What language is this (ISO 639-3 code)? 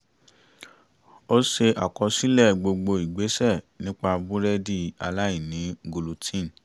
yor